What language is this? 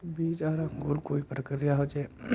Magahi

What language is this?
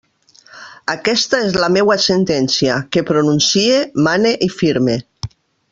Catalan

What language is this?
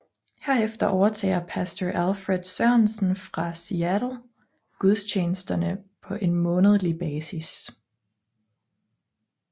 Danish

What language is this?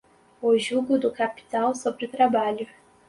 Portuguese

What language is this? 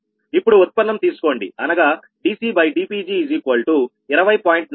Telugu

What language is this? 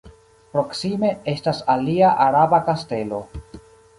Esperanto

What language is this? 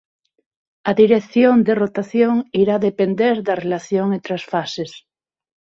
Galician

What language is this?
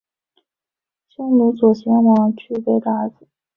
Chinese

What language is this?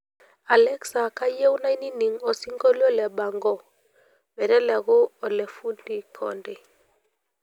Masai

